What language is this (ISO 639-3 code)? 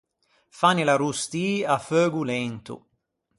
lij